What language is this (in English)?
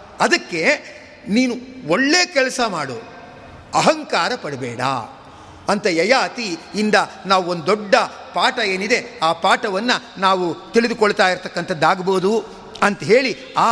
Kannada